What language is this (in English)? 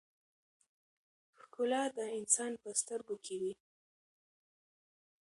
Pashto